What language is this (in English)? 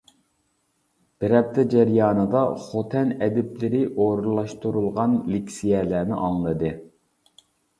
Uyghur